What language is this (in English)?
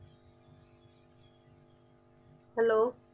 Punjabi